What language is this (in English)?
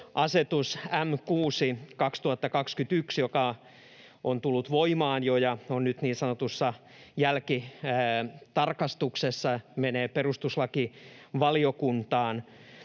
Finnish